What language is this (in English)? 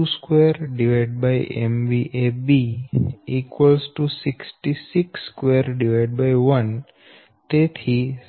Gujarati